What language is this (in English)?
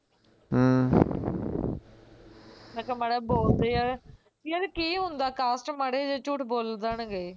Punjabi